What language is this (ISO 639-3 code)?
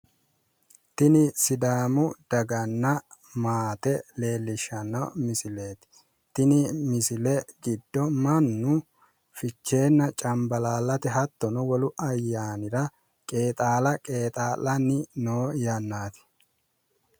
sid